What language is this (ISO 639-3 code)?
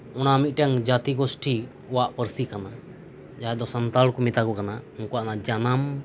sat